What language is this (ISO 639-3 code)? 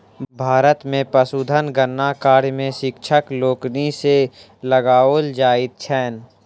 mai